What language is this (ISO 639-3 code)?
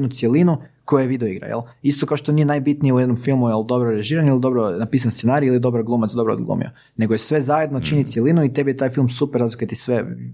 hrv